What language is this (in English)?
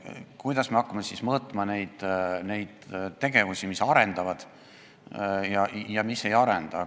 Estonian